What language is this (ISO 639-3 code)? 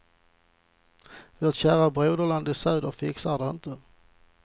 swe